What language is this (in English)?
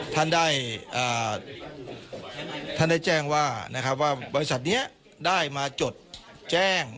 Thai